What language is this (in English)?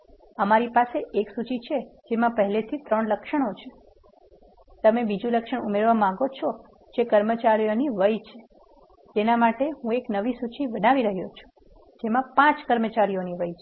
Gujarati